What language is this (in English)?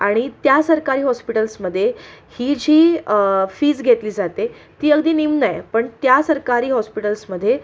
Marathi